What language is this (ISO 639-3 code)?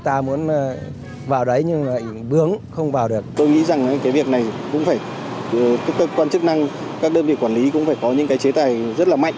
vie